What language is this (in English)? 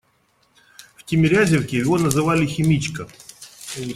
Russian